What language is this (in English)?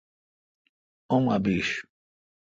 Kalkoti